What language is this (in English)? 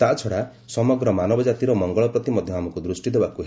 Odia